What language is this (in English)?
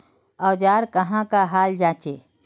Magahi